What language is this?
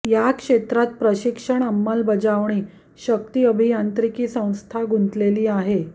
Marathi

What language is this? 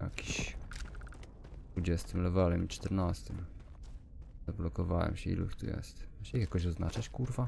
Polish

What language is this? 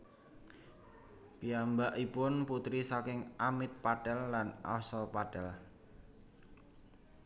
Javanese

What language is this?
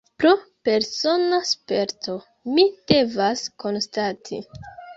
Esperanto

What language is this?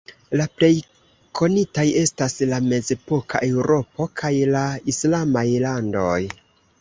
Esperanto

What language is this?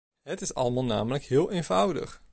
Dutch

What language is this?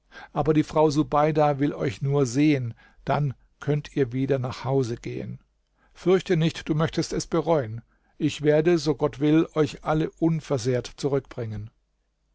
German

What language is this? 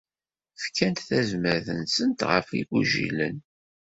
Kabyle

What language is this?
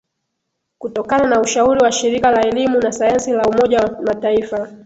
Swahili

